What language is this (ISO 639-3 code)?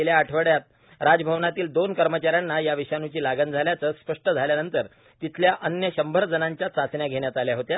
mar